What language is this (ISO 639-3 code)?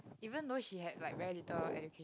eng